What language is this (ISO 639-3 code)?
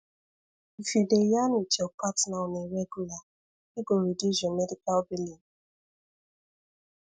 pcm